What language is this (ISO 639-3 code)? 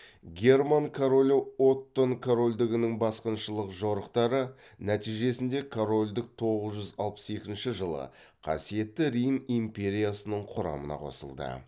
kaz